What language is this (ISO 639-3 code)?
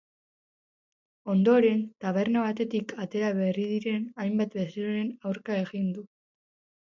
eus